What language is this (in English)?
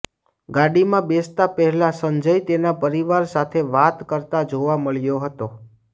Gujarati